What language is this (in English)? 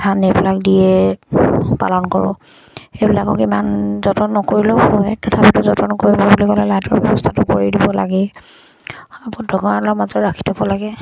Assamese